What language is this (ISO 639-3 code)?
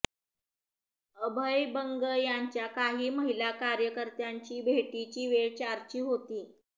mar